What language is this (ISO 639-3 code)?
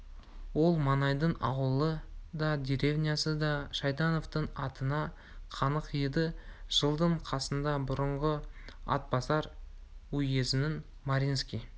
kaz